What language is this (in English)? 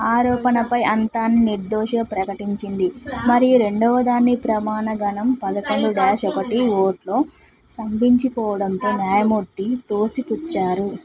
Telugu